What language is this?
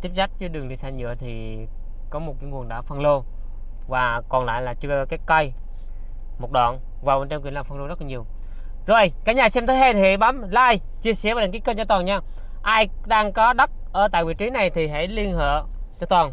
Vietnamese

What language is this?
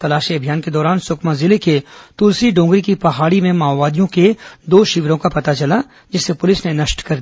Hindi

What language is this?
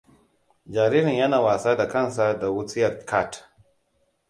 Hausa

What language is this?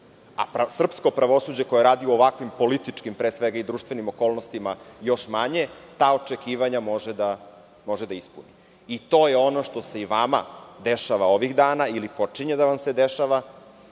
Serbian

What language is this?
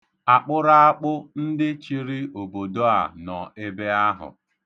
Igbo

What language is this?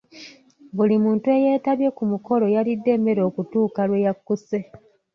Ganda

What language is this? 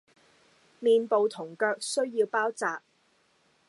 Cantonese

